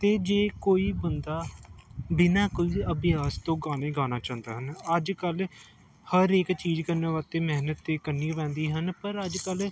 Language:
Punjabi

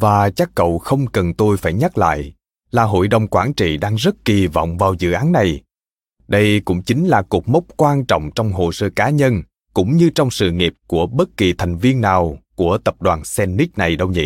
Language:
Vietnamese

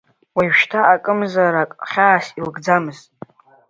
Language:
Abkhazian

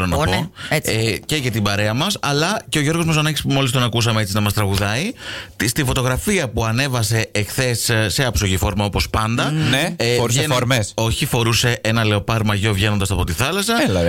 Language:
Greek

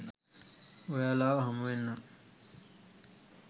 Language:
Sinhala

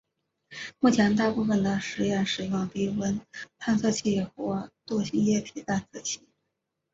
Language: Chinese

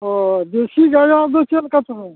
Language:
Santali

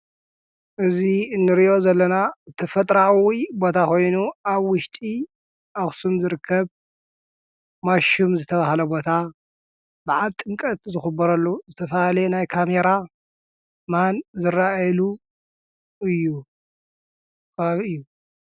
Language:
Tigrinya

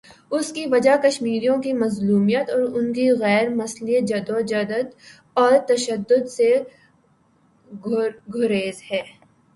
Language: Urdu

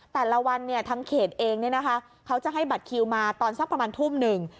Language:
Thai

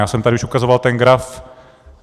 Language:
Czech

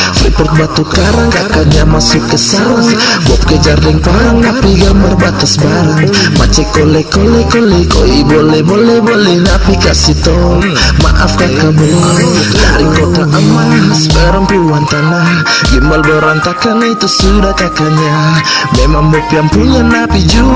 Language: Indonesian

